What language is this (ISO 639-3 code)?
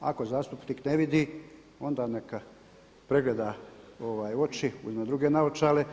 hrv